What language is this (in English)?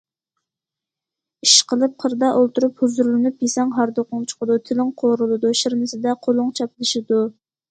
Uyghur